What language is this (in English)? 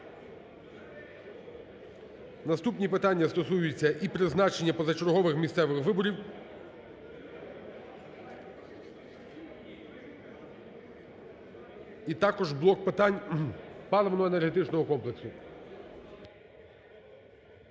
Ukrainian